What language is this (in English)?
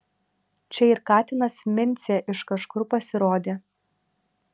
Lithuanian